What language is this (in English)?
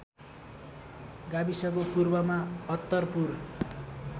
Nepali